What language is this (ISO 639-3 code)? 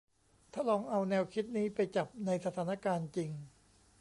tha